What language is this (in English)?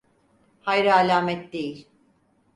Turkish